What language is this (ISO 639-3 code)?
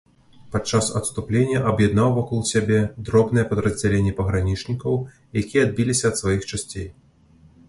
bel